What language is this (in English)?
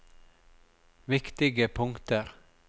Norwegian